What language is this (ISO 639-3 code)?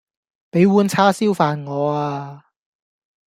yue